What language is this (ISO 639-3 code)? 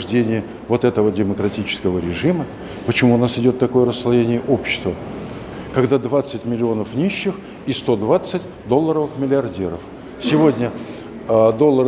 rus